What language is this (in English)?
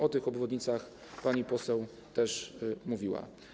Polish